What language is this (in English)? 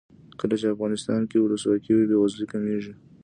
Pashto